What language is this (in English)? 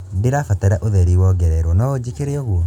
Kikuyu